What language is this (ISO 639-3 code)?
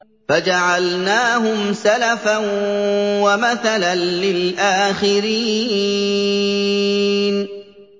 ara